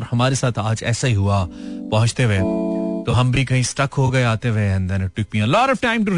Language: Hindi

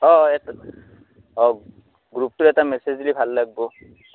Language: Assamese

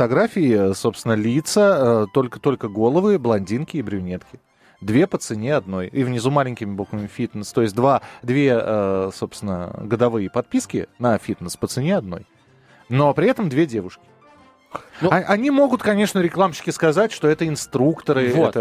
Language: Russian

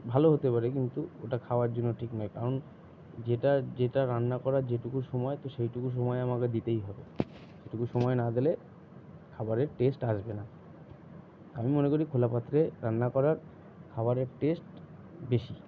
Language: Bangla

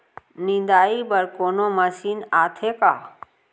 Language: Chhattisgarhi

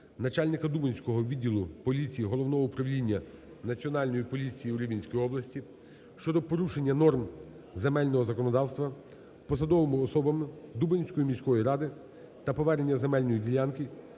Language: Ukrainian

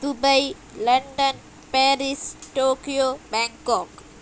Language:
Urdu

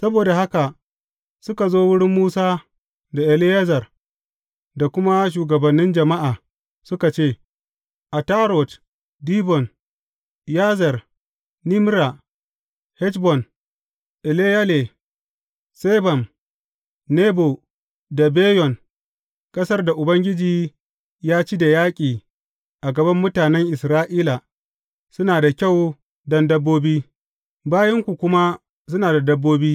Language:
Hausa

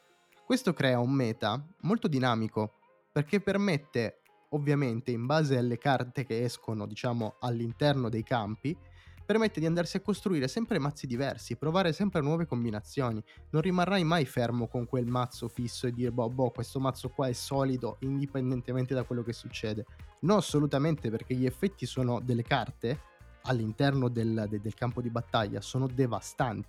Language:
Italian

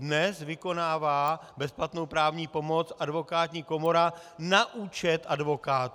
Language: Czech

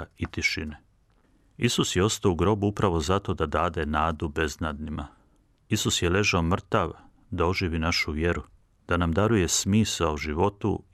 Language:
Croatian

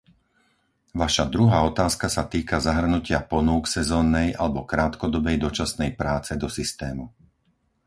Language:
Slovak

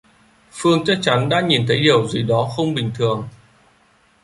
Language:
Vietnamese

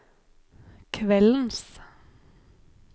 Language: Norwegian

